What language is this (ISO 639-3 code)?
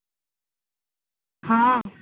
ori